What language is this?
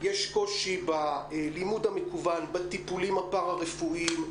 Hebrew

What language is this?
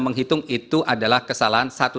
Indonesian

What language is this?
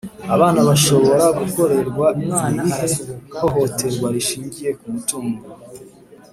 Kinyarwanda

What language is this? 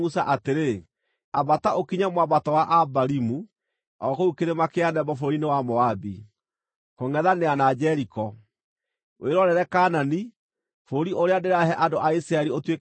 Kikuyu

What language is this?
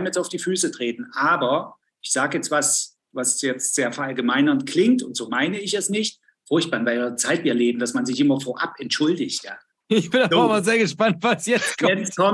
German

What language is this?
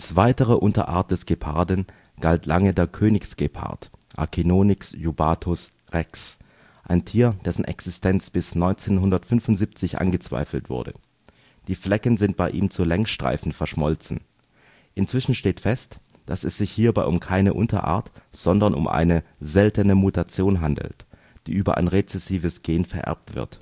German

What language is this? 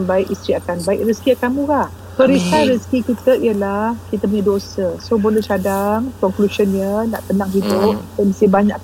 Malay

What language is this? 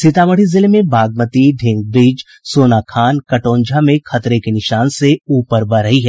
Hindi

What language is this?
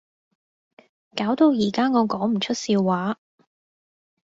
Cantonese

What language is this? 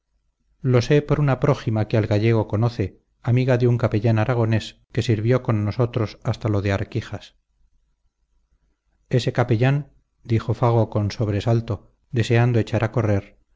Spanish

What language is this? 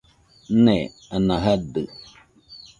Nüpode Huitoto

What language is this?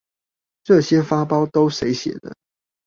Chinese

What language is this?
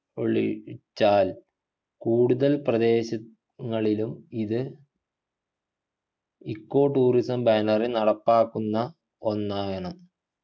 Malayalam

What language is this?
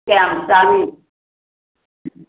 Manipuri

